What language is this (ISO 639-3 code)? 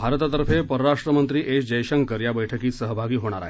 mar